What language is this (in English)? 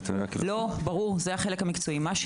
Hebrew